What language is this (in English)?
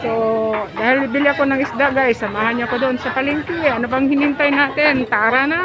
Filipino